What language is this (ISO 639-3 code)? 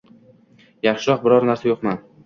uzb